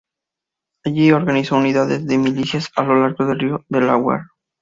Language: Spanish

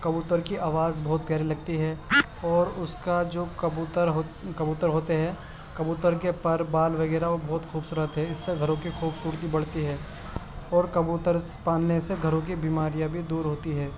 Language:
Urdu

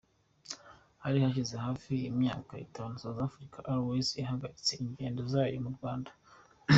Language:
Kinyarwanda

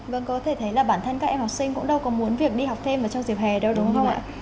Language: Vietnamese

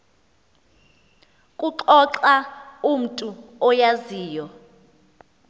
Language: Xhosa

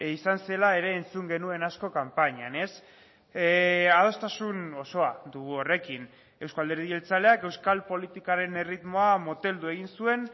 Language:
Basque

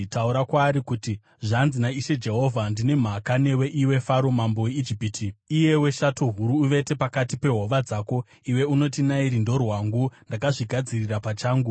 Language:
Shona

